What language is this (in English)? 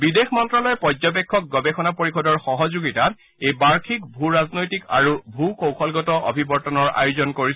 Assamese